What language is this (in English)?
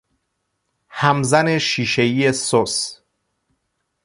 Persian